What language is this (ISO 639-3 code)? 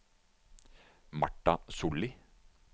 nor